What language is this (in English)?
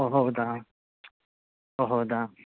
Kannada